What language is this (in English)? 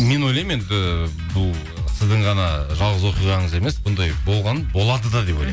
Kazakh